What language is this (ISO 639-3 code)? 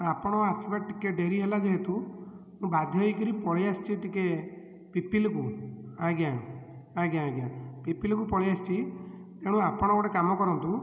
ori